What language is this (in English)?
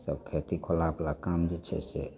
Maithili